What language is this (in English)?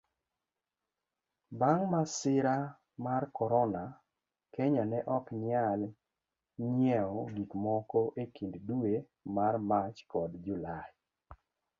Luo (Kenya and Tanzania)